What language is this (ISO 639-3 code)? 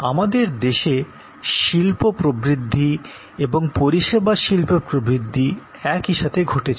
ben